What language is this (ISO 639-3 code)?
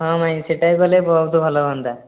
ori